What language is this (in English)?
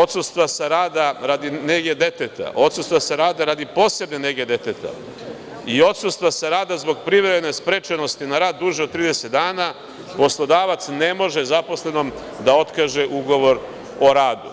Serbian